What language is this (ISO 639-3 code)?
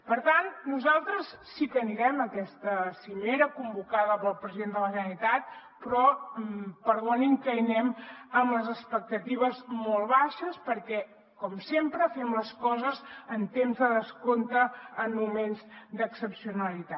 cat